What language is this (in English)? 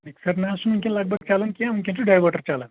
Kashmiri